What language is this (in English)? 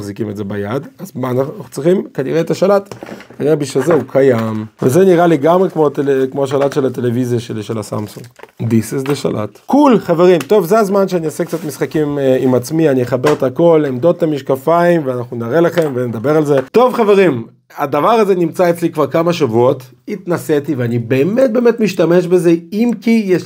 Hebrew